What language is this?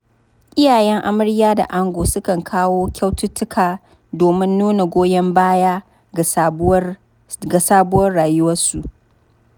Hausa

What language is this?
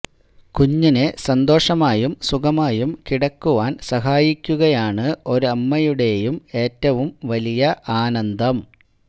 Malayalam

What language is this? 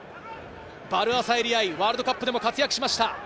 Japanese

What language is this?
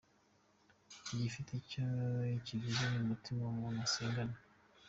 Kinyarwanda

